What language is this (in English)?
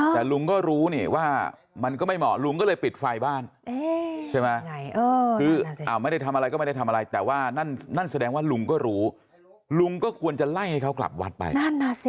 Thai